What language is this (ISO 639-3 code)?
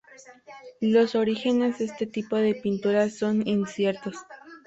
spa